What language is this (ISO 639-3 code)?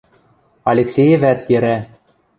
mrj